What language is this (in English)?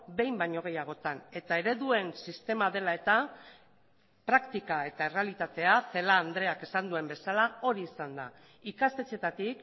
Basque